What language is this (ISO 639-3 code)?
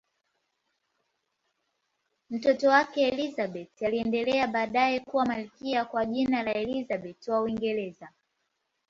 swa